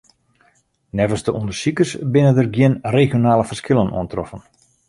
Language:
Western Frisian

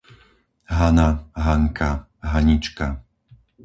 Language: Slovak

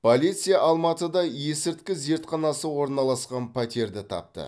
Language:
Kazakh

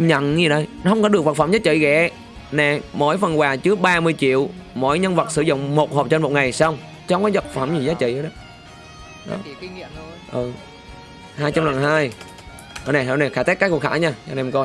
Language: Vietnamese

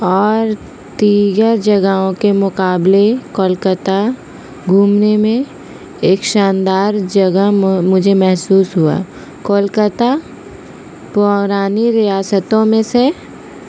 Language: Urdu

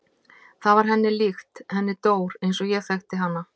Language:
Icelandic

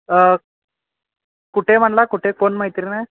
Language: Marathi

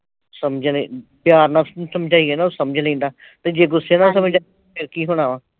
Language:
Punjabi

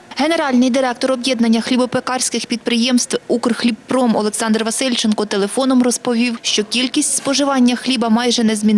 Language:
Ukrainian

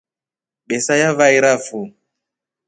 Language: Rombo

